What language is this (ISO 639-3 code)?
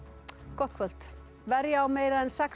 isl